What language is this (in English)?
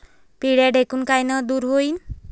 Marathi